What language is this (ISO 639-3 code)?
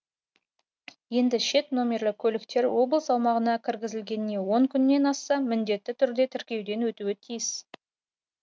kaz